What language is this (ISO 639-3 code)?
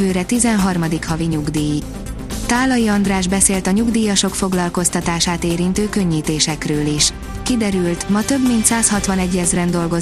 hun